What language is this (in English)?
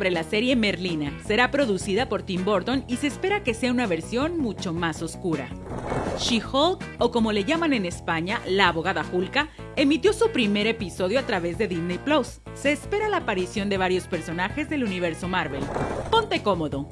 Spanish